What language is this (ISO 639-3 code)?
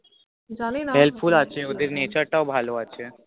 ben